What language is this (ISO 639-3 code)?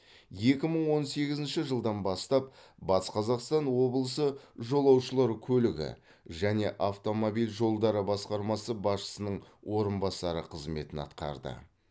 kaz